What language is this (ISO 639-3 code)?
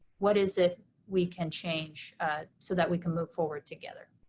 eng